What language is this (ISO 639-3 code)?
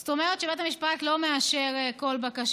heb